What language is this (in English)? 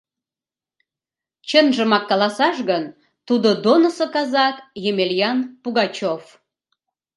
Mari